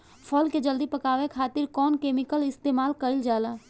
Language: Bhojpuri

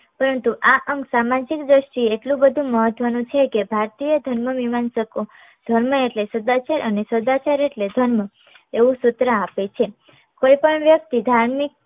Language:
Gujarati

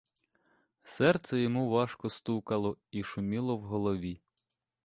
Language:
Ukrainian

